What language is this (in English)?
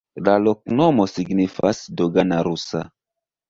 Esperanto